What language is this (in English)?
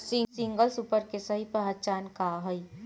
Bhojpuri